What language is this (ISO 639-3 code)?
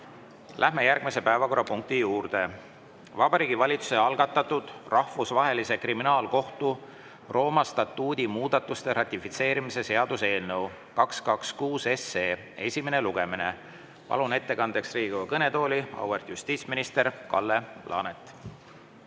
est